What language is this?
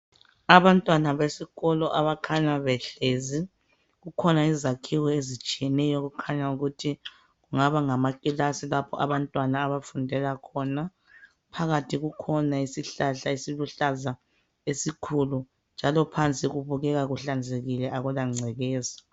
North Ndebele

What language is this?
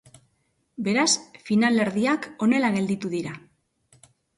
Basque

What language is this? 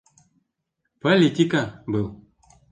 Bashkir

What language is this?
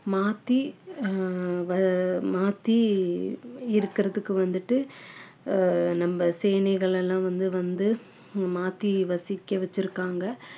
Tamil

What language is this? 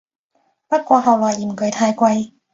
Cantonese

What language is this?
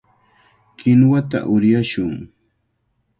Cajatambo North Lima Quechua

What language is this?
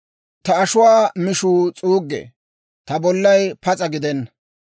Dawro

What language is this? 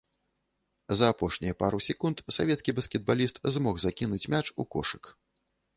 Belarusian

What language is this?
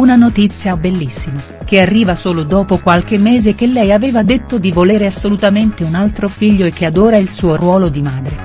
Italian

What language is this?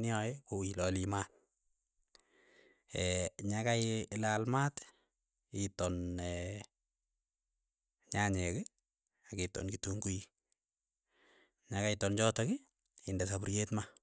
Keiyo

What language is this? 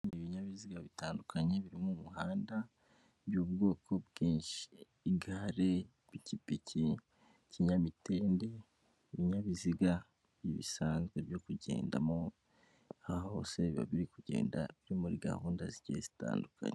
Kinyarwanda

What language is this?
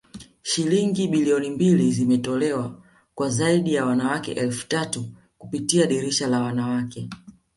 Swahili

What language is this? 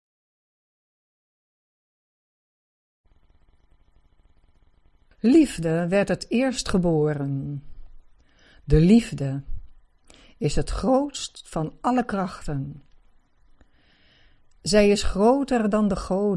Dutch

